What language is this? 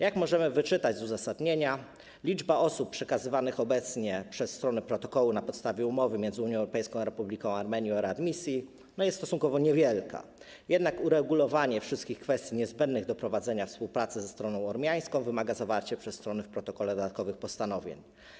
Polish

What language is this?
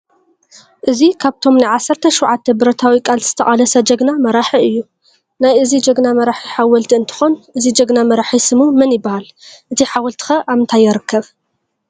Tigrinya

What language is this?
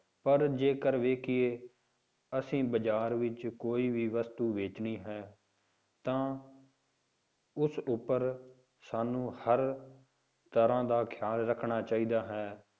Punjabi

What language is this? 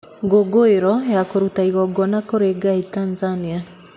Kikuyu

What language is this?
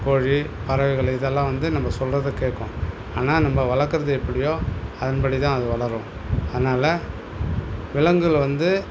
Tamil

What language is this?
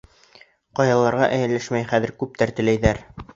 Bashkir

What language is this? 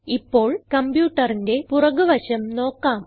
Malayalam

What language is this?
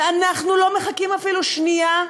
Hebrew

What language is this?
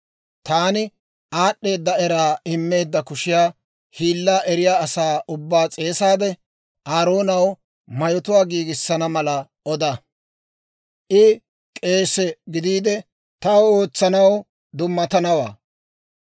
Dawro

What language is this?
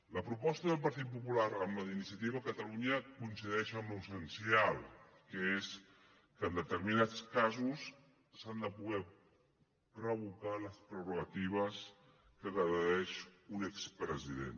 Catalan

